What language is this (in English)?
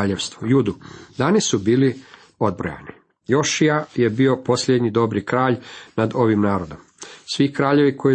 Croatian